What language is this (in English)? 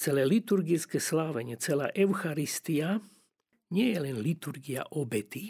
Slovak